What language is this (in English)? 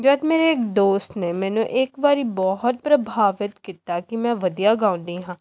Punjabi